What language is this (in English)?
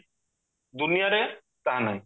Odia